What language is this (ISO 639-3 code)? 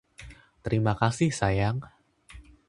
ind